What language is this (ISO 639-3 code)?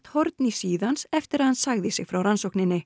isl